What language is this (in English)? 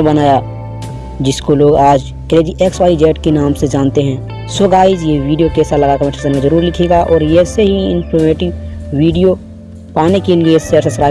Hindi